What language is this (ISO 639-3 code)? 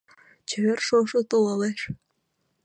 chm